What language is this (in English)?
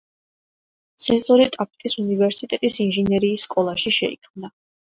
Georgian